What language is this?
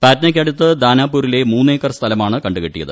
Malayalam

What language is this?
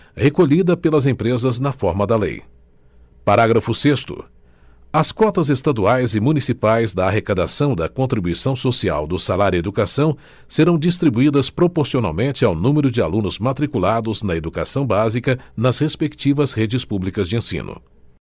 Portuguese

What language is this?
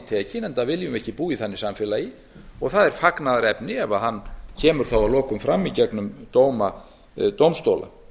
Icelandic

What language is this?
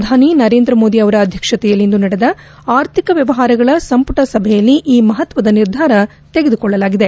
Kannada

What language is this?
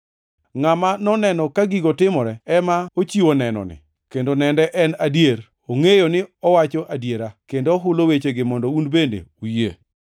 Luo (Kenya and Tanzania)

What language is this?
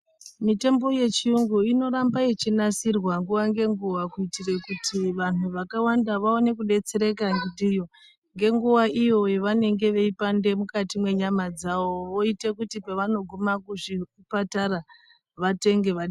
Ndau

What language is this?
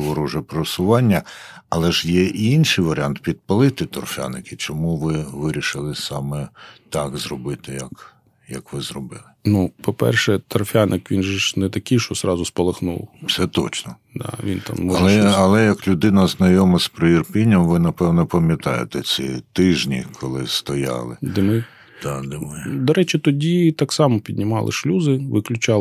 Ukrainian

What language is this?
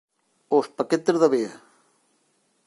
Galician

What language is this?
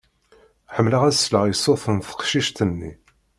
Kabyle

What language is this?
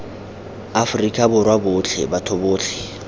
Tswana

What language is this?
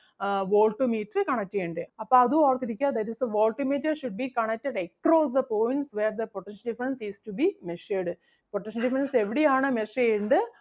Malayalam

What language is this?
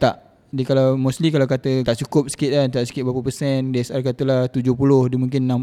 Malay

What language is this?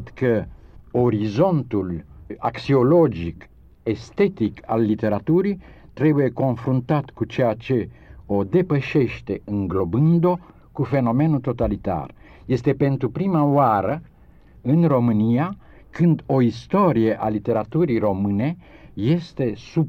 Romanian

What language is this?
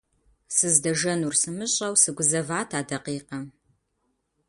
Kabardian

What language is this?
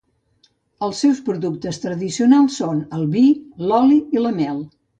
Catalan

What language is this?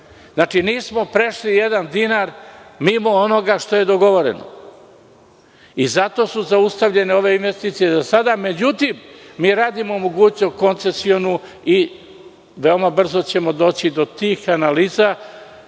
Serbian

